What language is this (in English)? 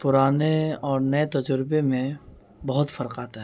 Urdu